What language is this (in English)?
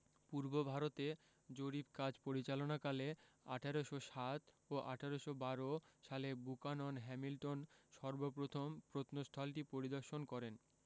Bangla